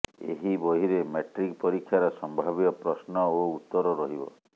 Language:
Odia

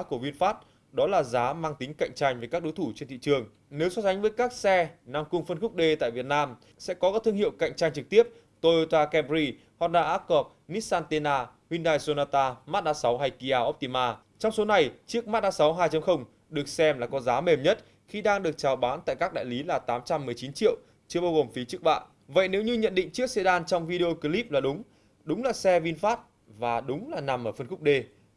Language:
Vietnamese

